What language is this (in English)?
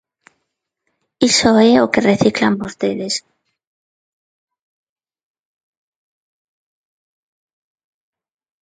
Galician